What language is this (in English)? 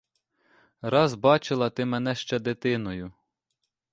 Ukrainian